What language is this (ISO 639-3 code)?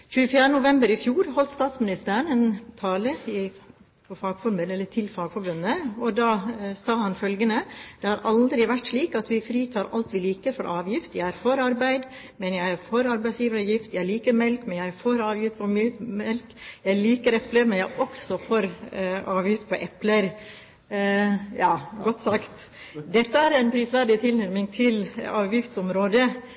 nob